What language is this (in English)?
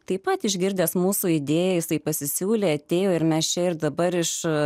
Lithuanian